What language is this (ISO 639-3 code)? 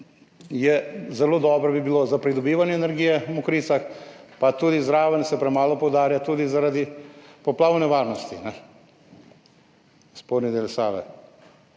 slv